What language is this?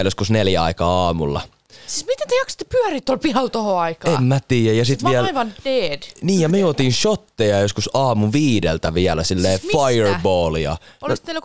Finnish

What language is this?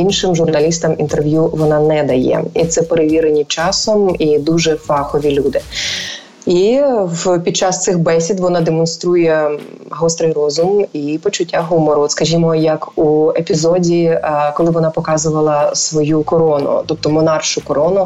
Ukrainian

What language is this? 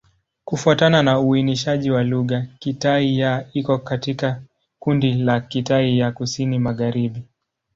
Swahili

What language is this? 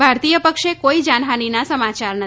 Gujarati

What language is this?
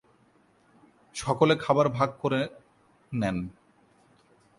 Bangla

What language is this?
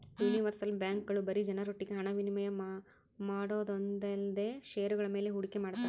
Kannada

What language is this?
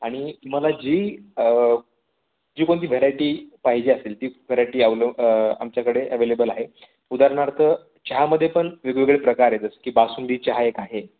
Marathi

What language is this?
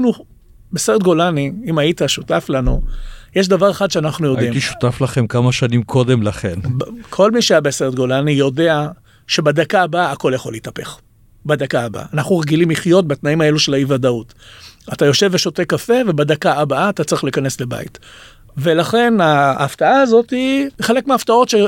Hebrew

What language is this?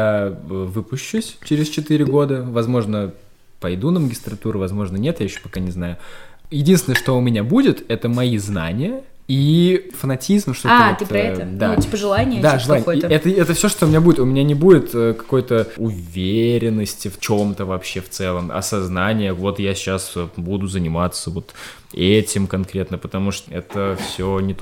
Russian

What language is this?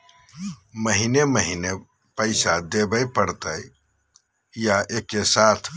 Magahi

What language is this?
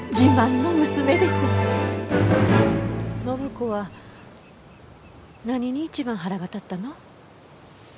Japanese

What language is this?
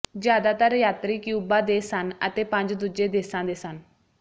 Punjabi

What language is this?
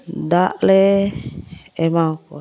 Santali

